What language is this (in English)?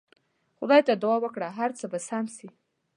Pashto